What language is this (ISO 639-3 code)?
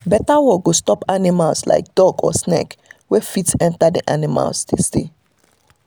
pcm